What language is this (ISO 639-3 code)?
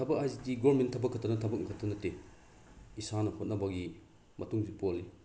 mni